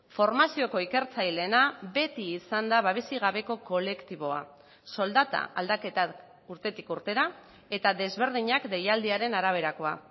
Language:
Basque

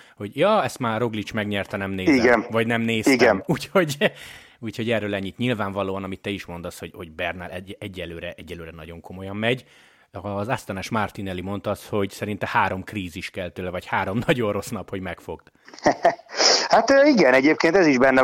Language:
Hungarian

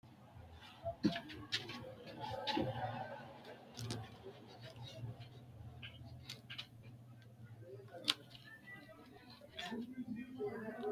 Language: Sidamo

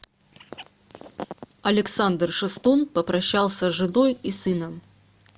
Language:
Russian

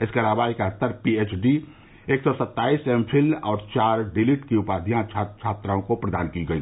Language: Hindi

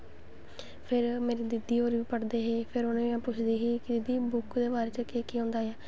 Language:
Dogri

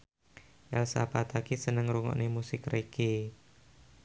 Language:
Javanese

